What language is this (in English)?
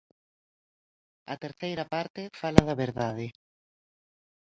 Galician